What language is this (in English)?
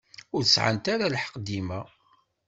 Kabyle